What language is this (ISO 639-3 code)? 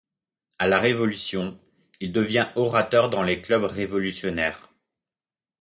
fra